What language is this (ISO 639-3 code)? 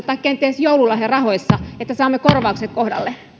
fin